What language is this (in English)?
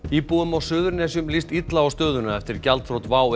Icelandic